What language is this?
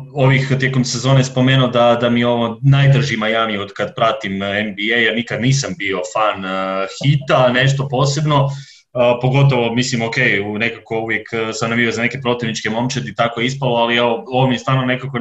Croatian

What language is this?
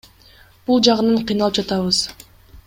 Kyrgyz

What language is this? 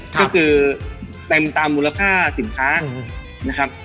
Thai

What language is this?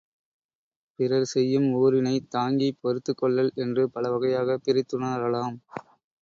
Tamil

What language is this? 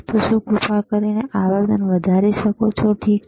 Gujarati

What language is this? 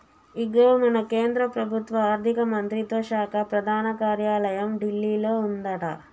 Telugu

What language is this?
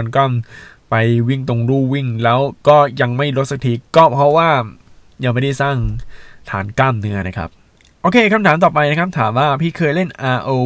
Thai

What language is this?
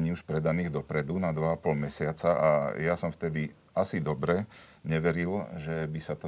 Slovak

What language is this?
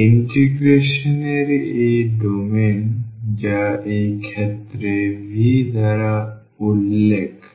Bangla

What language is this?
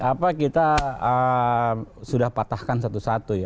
Indonesian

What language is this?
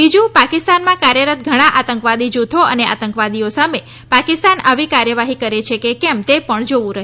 Gujarati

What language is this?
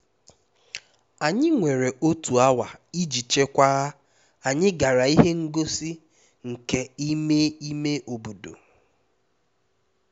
Igbo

